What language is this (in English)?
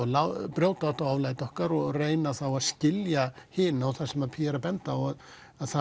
Icelandic